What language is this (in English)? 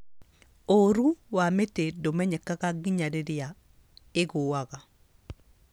Kikuyu